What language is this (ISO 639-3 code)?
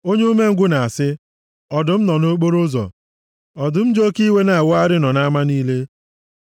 ibo